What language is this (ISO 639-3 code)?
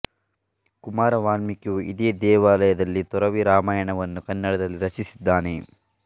kan